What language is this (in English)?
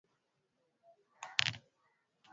Swahili